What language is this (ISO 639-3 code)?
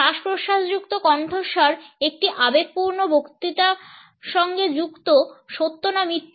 ben